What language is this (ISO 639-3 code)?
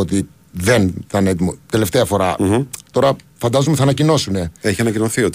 ell